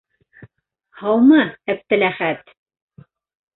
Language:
Bashkir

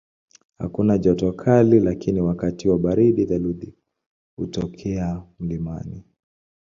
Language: Swahili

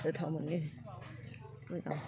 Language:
Bodo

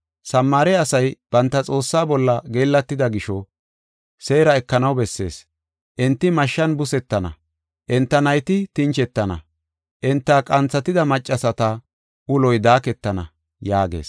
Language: Gofa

